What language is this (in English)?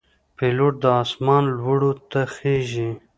Pashto